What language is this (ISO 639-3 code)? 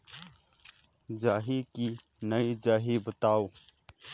hne